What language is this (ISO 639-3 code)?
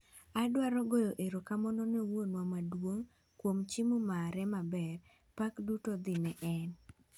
luo